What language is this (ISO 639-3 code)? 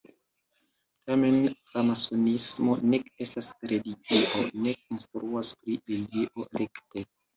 epo